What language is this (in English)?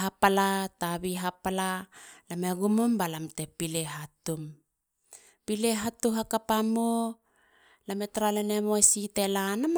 Halia